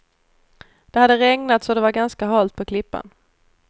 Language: Swedish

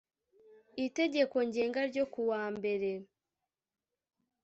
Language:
Kinyarwanda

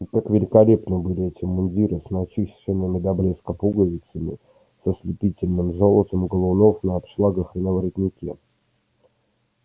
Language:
Russian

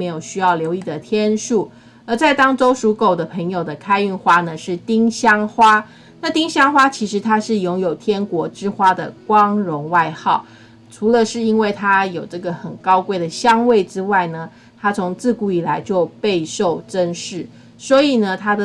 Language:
Chinese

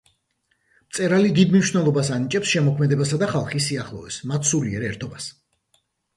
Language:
Georgian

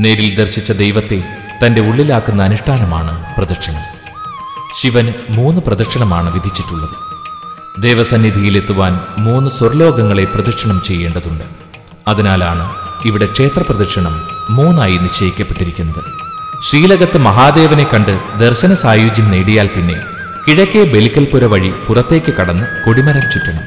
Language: Malayalam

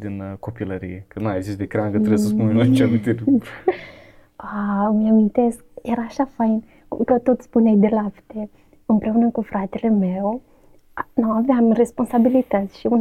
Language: Romanian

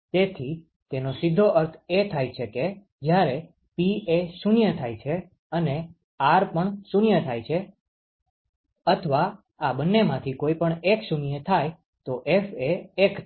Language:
Gujarati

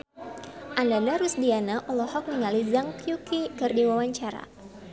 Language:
Sundanese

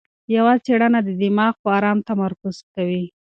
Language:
Pashto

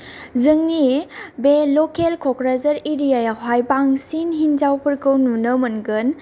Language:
Bodo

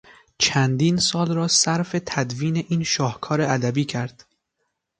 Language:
Persian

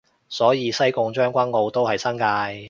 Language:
Cantonese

